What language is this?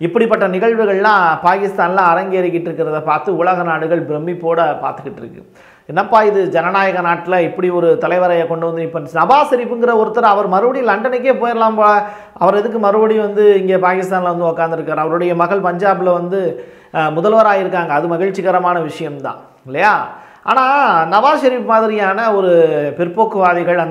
Tamil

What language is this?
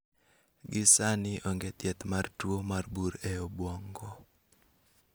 Luo (Kenya and Tanzania)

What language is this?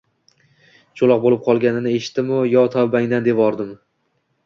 Uzbek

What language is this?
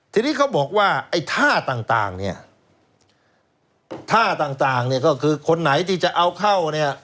Thai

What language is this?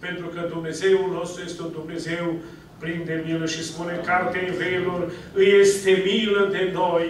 Romanian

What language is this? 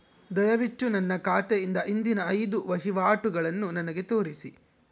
Kannada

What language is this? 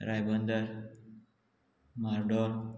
Konkani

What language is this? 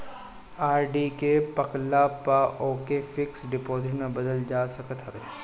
Bhojpuri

